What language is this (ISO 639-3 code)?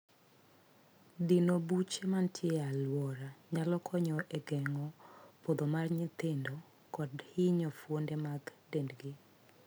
luo